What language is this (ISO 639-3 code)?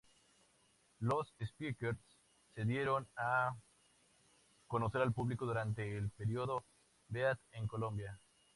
spa